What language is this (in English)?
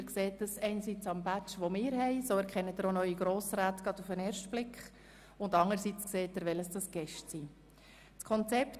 Swiss German